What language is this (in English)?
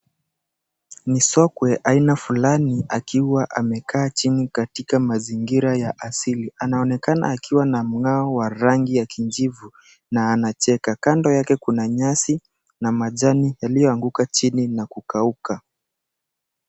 Swahili